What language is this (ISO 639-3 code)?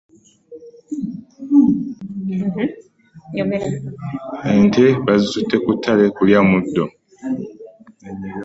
lug